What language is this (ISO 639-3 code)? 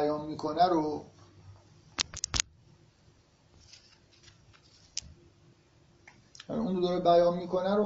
fas